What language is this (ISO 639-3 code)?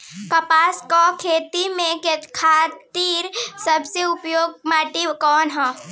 bho